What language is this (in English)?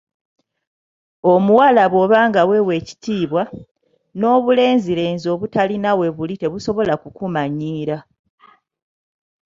Ganda